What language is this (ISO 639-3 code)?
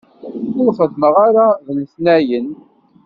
kab